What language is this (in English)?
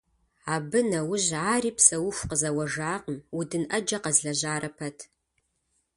Kabardian